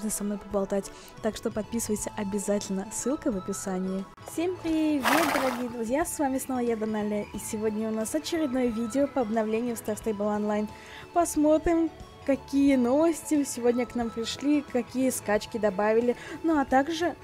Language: Russian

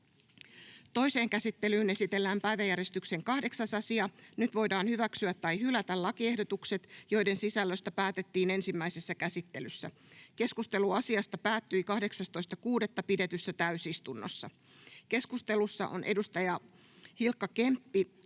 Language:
Finnish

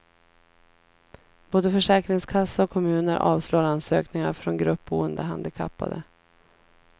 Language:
Swedish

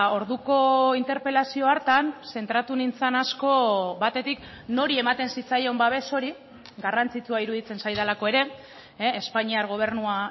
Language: Basque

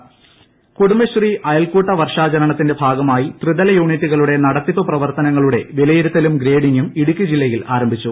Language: Malayalam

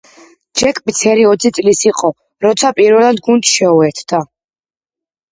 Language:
Georgian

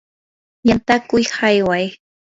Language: Yanahuanca Pasco Quechua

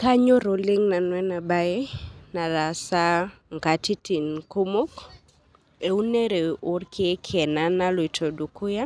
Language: Masai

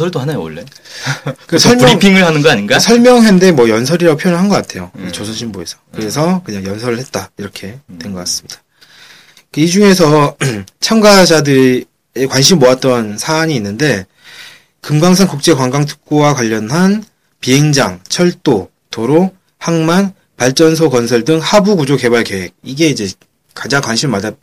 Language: Korean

